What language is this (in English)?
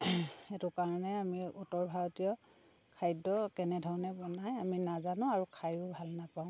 Assamese